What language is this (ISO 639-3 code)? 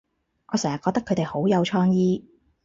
yue